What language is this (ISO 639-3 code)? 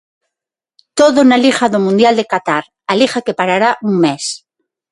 glg